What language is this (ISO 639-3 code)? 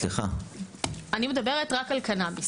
heb